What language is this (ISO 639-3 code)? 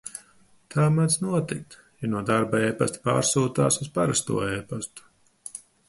lav